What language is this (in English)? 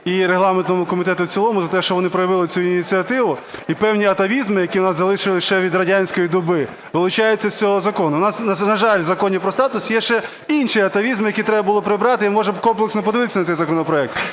Ukrainian